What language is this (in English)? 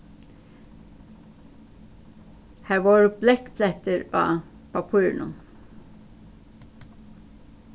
Faroese